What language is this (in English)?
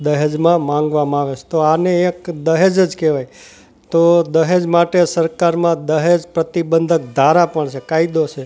Gujarati